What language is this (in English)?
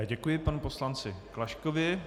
Czech